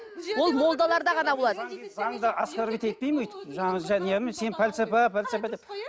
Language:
Kazakh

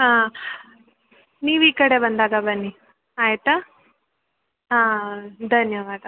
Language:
Kannada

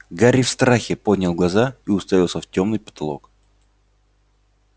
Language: Russian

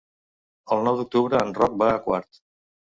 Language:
Catalan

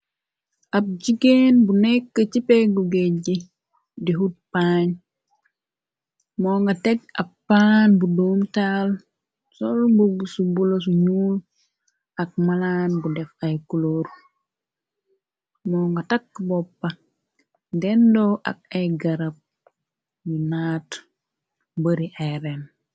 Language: Wolof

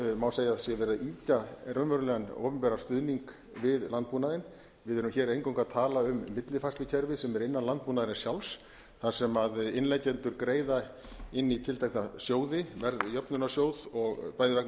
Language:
Icelandic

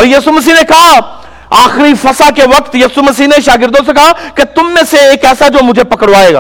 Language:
Urdu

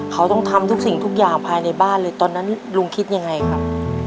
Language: Thai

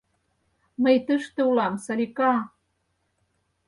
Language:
Mari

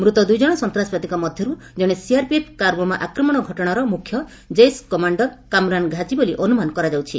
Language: Odia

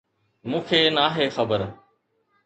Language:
Sindhi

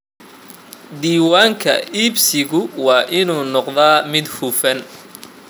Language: Somali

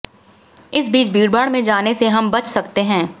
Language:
Hindi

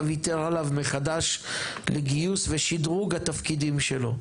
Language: Hebrew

